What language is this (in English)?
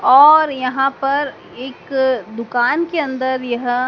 Hindi